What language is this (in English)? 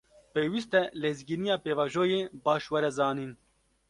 Kurdish